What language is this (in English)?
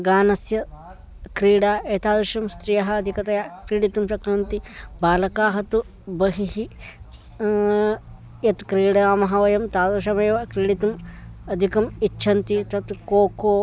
Sanskrit